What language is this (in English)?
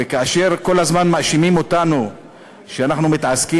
Hebrew